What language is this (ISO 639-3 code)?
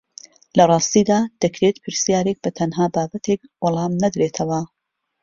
ckb